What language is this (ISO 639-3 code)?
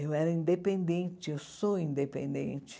por